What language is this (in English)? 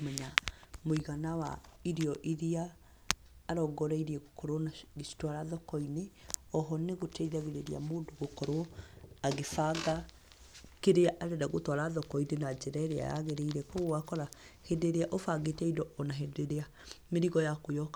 Kikuyu